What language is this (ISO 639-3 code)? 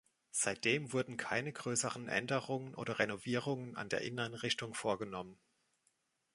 deu